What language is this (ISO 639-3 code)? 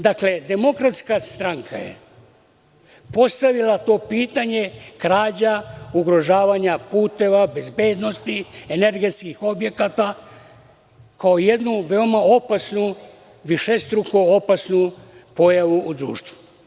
srp